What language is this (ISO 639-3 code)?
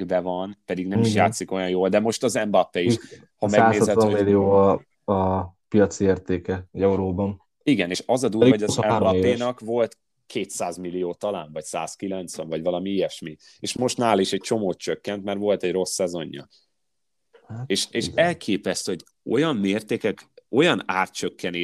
hun